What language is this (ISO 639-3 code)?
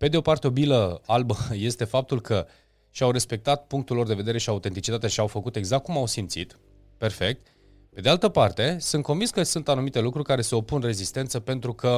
ron